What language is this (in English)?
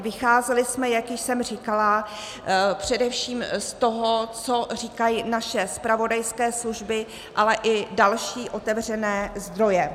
Czech